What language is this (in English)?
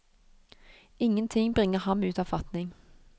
Norwegian